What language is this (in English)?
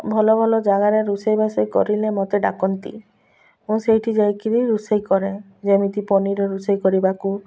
Odia